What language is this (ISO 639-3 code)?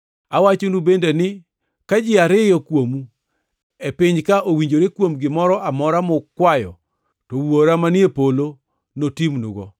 luo